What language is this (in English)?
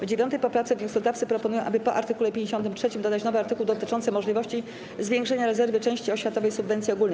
Polish